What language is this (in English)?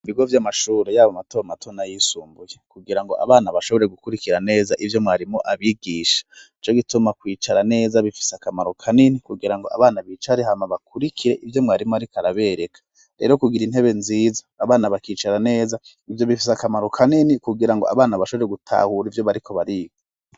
Rundi